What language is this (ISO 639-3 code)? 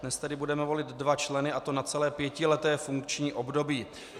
ces